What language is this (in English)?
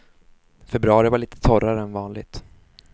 Swedish